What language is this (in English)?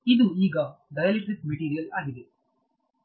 Kannada